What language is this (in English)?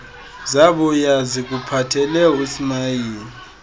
Xhosa